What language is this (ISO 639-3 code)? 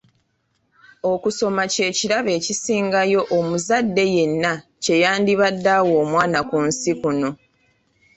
lug